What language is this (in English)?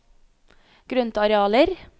Norwegian